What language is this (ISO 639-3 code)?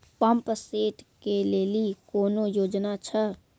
mai